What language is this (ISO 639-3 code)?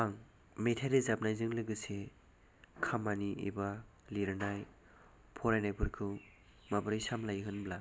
brx